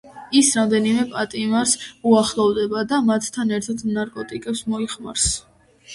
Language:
Georgian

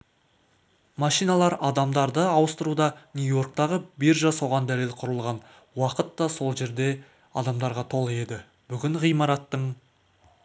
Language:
Kazakh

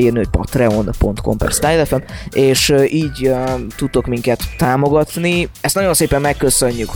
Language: Hungarian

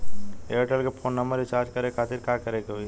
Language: Bhojpuri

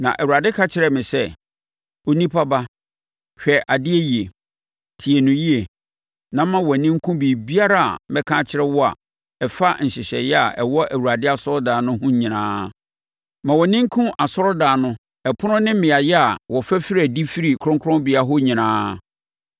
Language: Akan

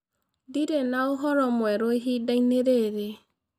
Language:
Kikuyu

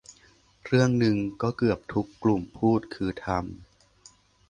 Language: Thai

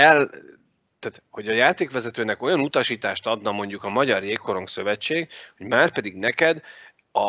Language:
Hungarian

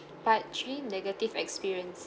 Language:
English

